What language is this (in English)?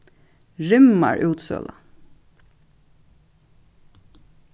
Faroese